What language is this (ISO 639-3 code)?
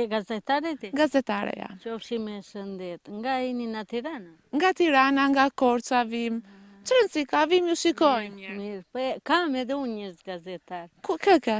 ron